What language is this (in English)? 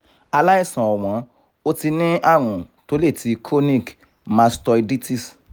Yoruba